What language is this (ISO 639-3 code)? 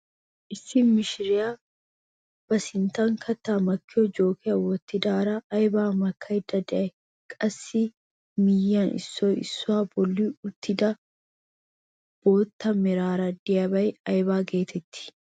wal